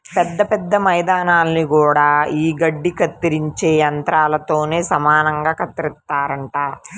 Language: Telugu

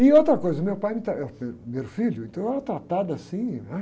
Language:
Portuguese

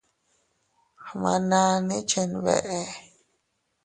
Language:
Teutila Cuicatec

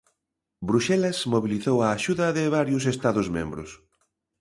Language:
Galician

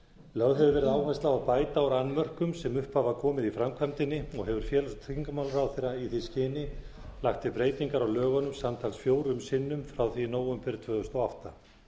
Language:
Icelandic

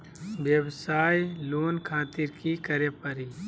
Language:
Magahi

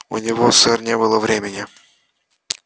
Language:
Russian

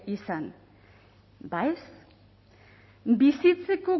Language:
Basque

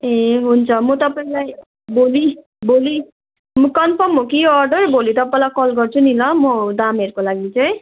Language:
Nepali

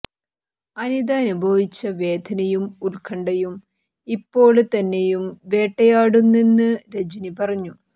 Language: Malayalam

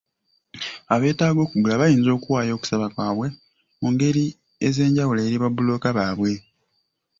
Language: Ganda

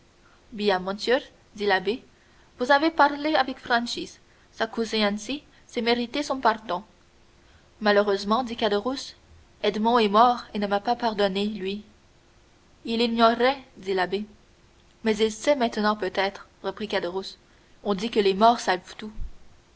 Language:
French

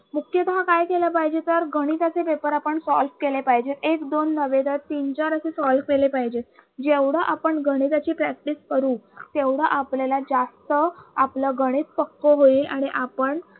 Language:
Marathi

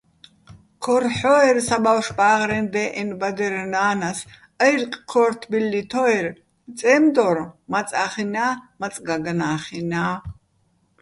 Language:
Bats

